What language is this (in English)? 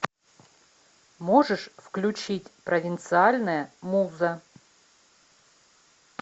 Russian